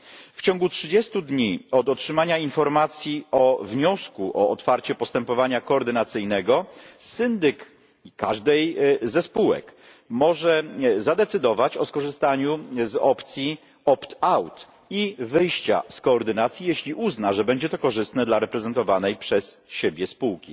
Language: Polish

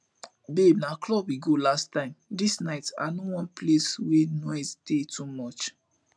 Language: Nigerian Pidgin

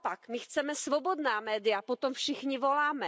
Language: Czech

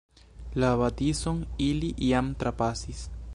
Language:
Esperanto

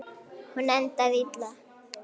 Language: Icelandic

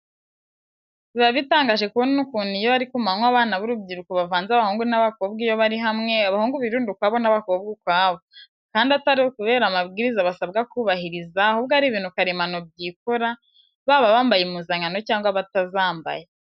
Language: Kinyarwanda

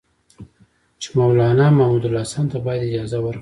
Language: Pashto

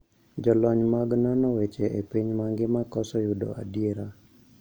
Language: Luo (Kenya and Tanzania)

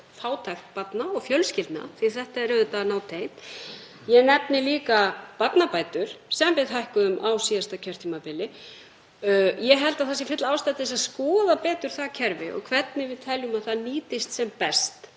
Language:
Icelandic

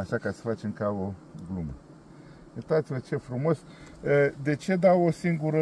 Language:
Romanian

